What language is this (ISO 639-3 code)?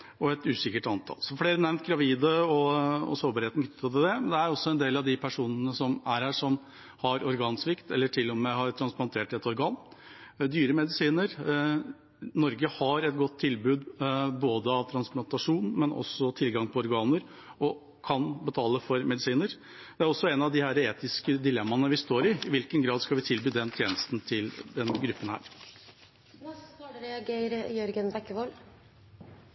nob